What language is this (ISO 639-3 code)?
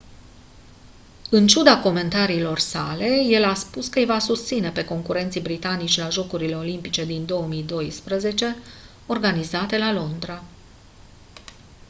ron